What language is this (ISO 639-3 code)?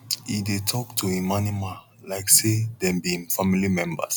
pcm